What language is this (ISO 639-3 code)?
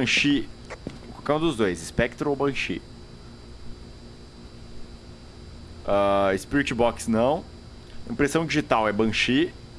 por